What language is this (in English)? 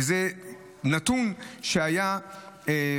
Hebrew